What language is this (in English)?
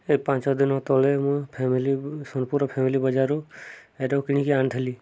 Odia